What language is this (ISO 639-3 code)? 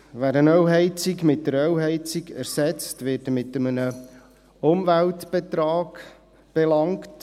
gsw